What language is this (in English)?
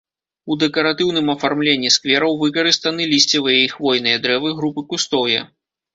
Belarusian